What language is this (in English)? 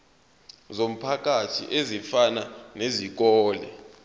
Zulu